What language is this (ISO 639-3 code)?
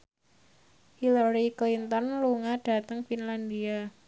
jav